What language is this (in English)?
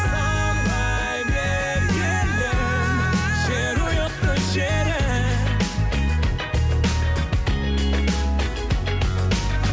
Kazakh